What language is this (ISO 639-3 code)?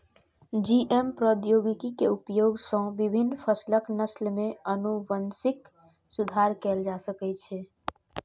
mai